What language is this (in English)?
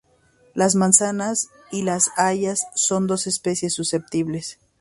Spanish